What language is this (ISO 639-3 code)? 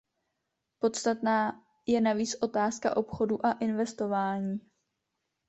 ces